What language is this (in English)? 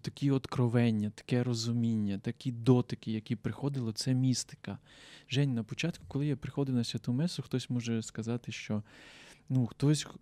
Ukrainian